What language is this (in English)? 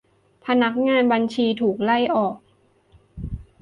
Thai